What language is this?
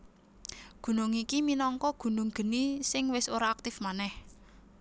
Javanese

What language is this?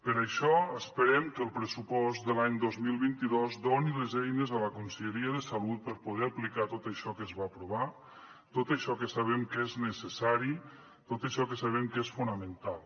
Catalan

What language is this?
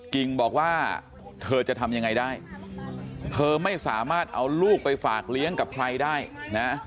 Thai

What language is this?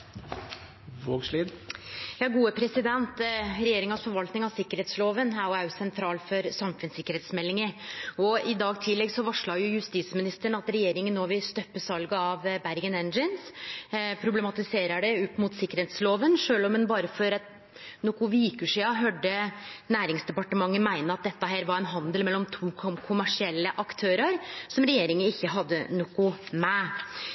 Norwegian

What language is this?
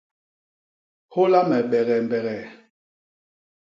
Basaa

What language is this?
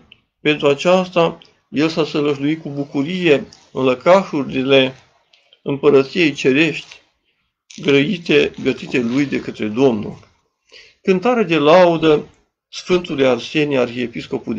Romanian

